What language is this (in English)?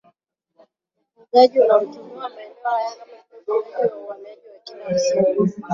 Swahili